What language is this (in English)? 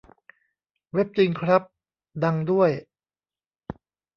Thai